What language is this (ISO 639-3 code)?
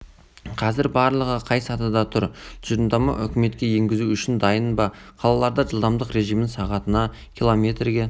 kaz